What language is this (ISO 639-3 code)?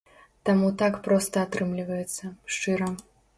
bel